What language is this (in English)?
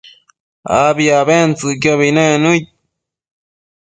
Matsés